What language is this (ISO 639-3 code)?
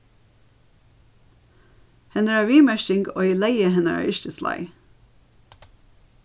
fao